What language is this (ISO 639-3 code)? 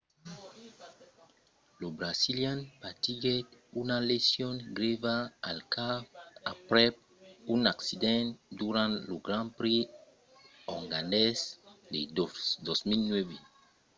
oci